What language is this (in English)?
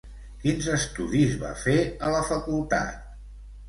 Catalan